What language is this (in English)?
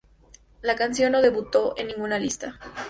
Spanish